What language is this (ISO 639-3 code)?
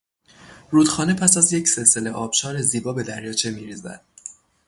fas